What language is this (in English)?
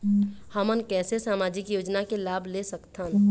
Chhattisgarhi